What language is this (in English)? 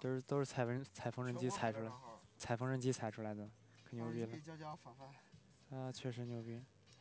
Chinese